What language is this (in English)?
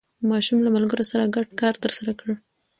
Pashto